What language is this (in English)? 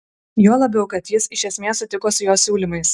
Lithuanian